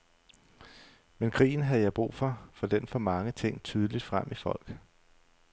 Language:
Danish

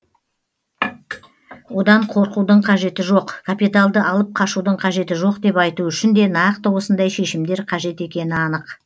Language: Kazakh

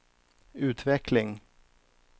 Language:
Swedish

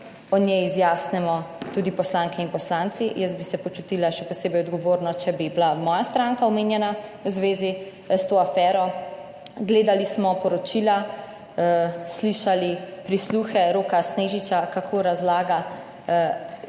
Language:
Slovenian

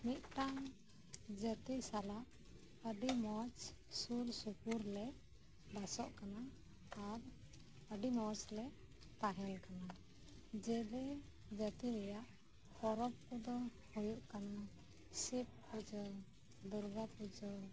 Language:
Santali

